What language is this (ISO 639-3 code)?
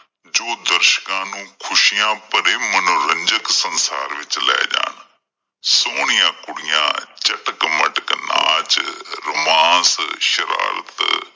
pan